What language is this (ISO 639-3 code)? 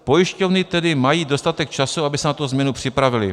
ces